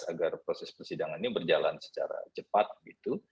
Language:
Indonesian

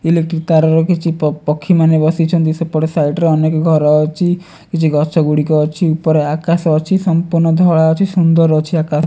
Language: Odia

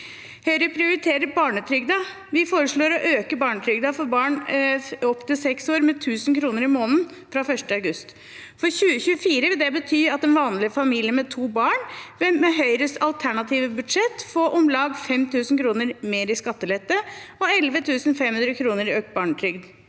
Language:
Norwegian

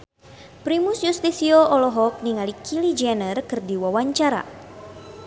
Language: Sundanese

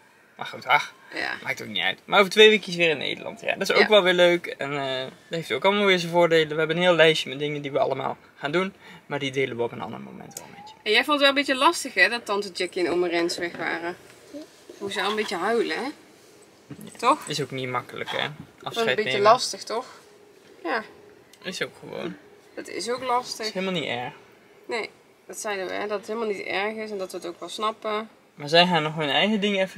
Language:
Dutch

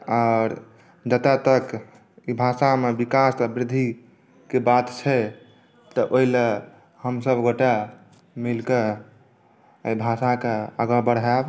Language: Maithili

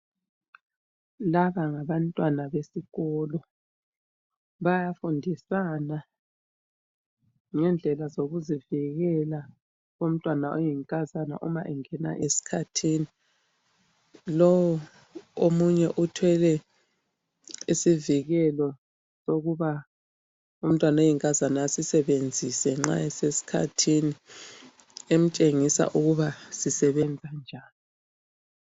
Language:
North Ndebele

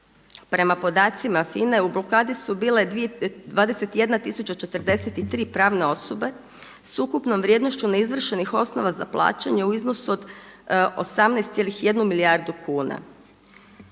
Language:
Croatian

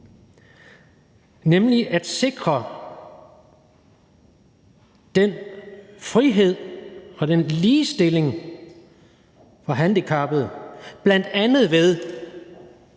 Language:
Danish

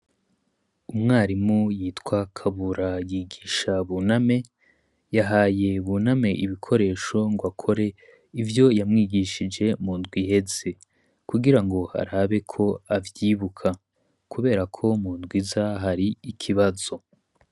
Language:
Rundi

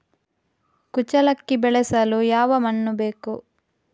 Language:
Kannada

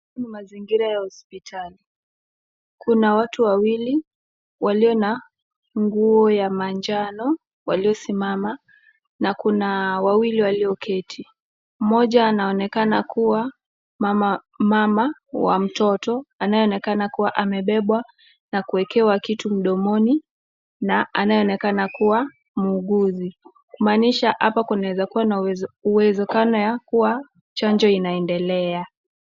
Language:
Swahili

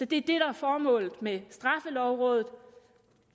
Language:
Danish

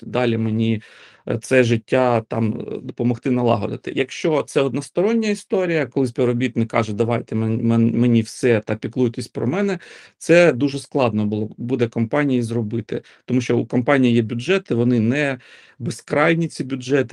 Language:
Ukrainian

